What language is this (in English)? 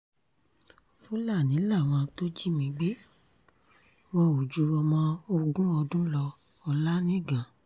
Yoruba